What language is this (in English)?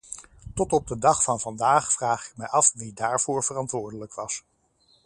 Dutch